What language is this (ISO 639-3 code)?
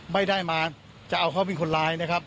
tha